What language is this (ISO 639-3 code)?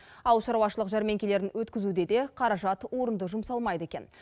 kaz